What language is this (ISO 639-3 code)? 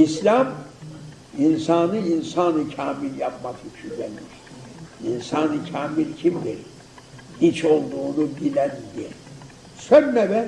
tur